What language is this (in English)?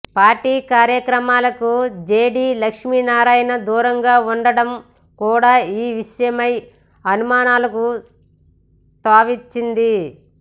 Telugu